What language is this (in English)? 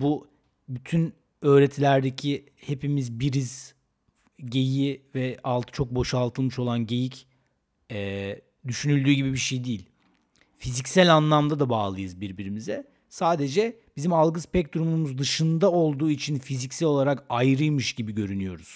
Turkish